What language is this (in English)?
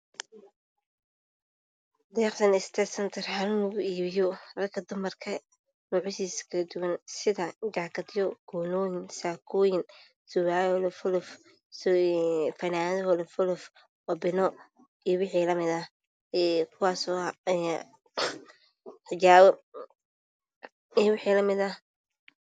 Somali